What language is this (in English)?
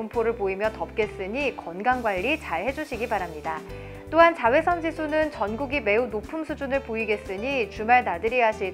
Korean